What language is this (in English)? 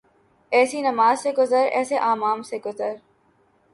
Urdu